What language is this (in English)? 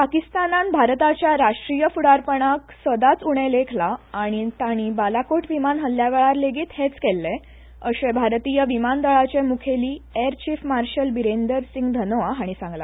Konkani